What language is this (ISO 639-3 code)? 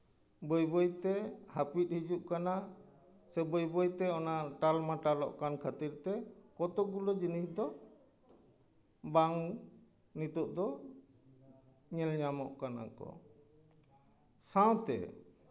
sat